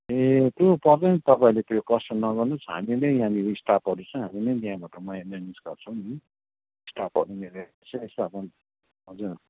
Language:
Nepali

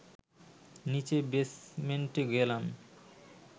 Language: Bangla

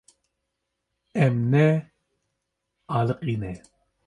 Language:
Kurdish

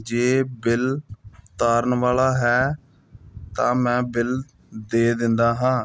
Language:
Punjabi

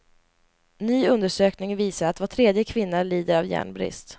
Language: Swedish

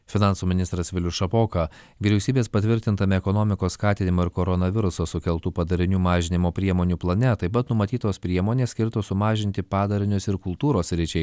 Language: Lithuanian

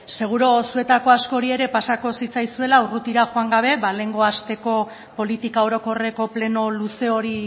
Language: Basque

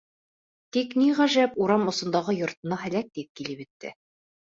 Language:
Bashkir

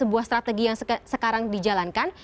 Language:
Indonesian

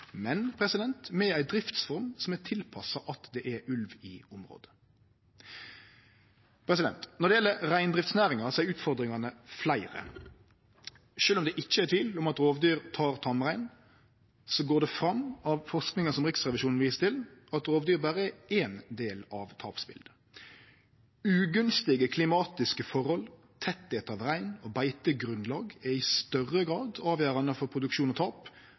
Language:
Norwegian Nynorsk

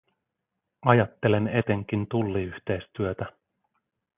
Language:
Finnish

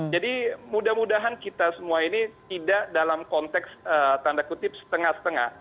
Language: Indonesian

